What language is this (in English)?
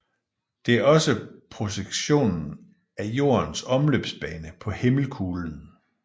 Danish